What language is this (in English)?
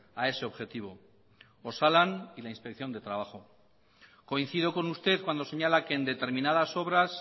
Spanish